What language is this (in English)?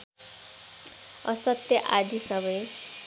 Nepali